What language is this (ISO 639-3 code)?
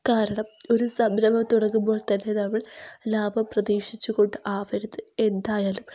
mal